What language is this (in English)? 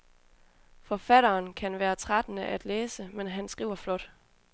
Danish